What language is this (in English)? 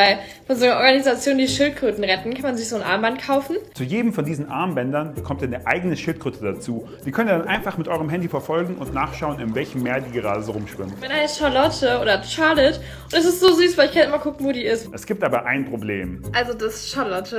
German